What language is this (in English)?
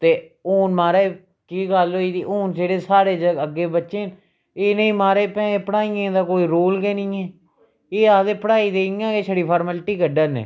Dogri